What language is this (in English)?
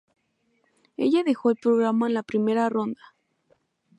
Spanish